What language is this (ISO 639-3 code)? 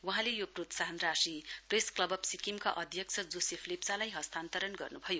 nep